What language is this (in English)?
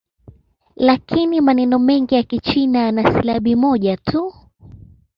Swahili